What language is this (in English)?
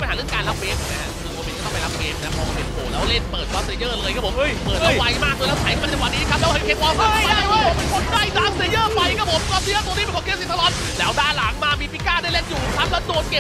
Thai